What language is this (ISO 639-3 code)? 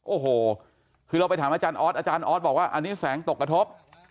tha